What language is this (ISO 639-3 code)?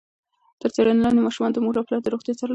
pus